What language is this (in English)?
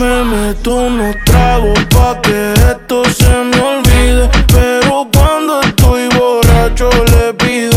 Spanish